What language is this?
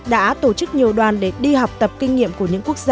Vietnamese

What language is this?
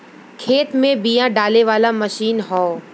Bhojpuri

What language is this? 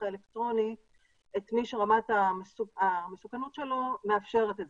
Hebrew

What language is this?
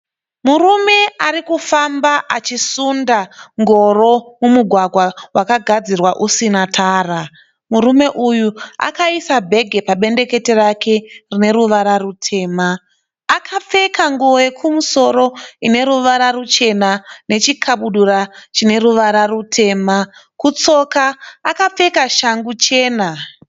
Shona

